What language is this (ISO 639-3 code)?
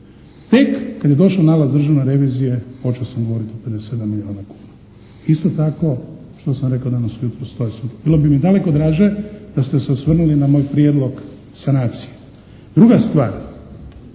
hrv